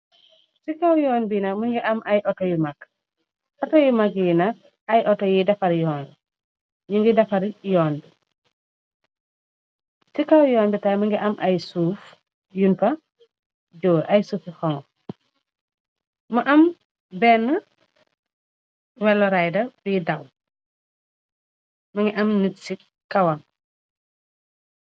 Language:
Wolof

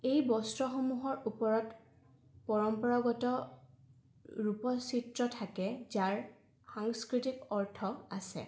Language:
Assamese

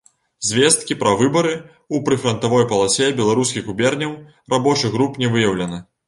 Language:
Belarusian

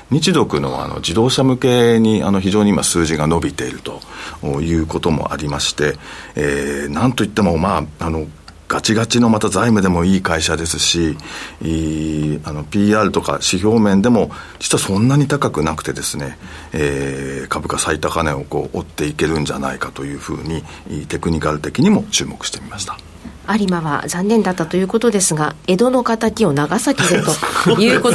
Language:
Japanese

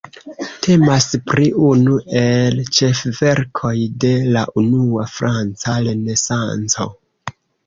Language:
Esperanto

